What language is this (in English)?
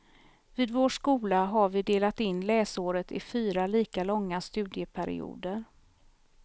Swedish